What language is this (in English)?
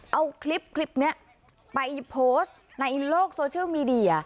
Thai